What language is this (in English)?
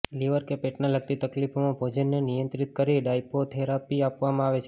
Gujarati